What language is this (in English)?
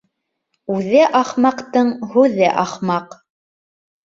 Bashkir